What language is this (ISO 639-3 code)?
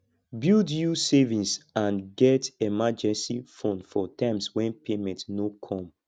pcm